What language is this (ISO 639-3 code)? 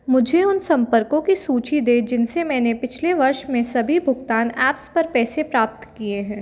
hin